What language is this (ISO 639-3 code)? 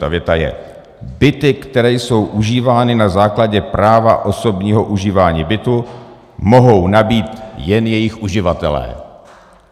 ces